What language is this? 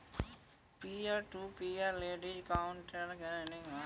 Maithili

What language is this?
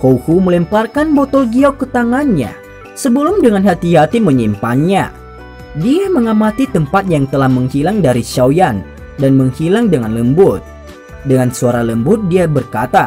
Indonesian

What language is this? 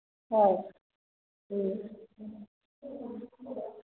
Manipuri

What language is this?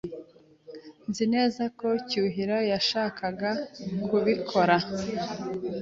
Kinyarwanda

